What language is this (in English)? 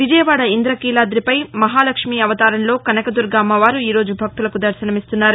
Telugu